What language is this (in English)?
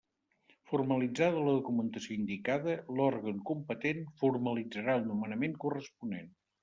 Catalan